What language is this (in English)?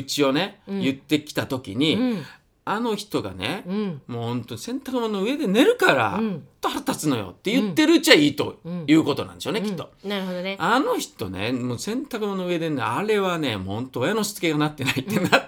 Japanese